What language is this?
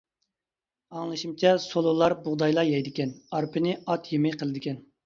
Uyghur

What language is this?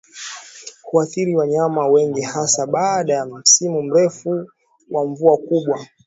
Swahili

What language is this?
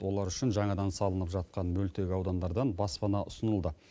Kazakh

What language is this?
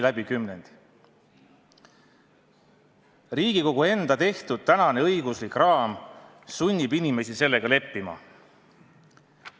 Estonian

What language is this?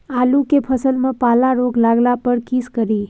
Maithili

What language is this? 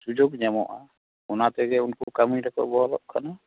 Santali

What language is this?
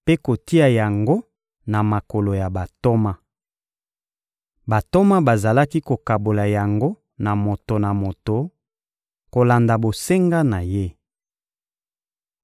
Lingala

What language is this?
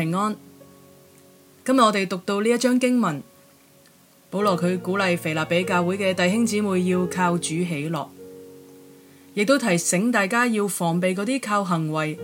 Chinese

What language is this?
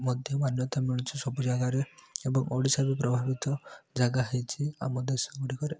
Odia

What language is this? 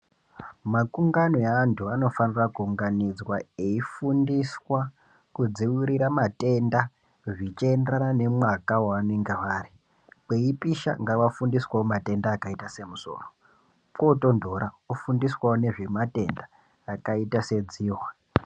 Ndau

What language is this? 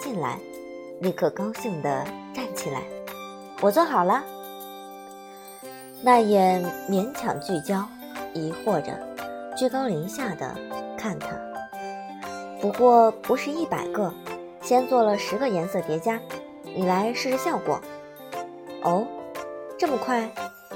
Chinese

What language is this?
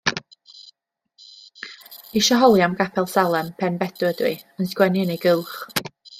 Welsh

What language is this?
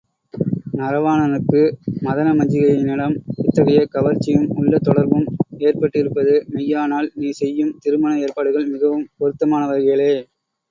Tamil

